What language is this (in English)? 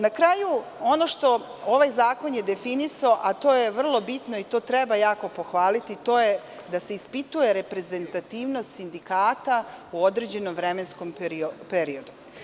Serbian